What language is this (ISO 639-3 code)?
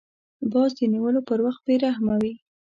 pus